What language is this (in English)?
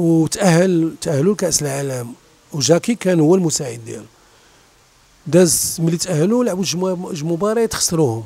Arabic